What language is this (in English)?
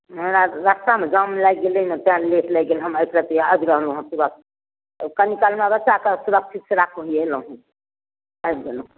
Maithili